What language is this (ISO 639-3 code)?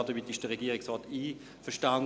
gsw